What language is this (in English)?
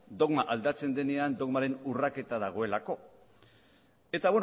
Basque